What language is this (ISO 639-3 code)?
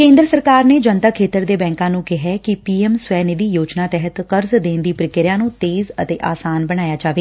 pan